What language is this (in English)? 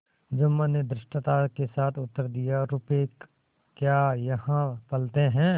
Hindi